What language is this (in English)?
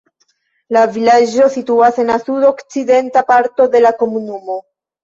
Esperanto